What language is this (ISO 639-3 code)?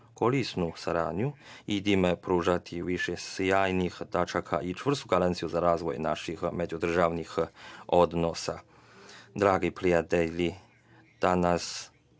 srp